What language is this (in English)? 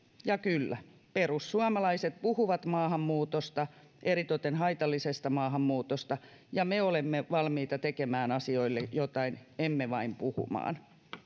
Finnish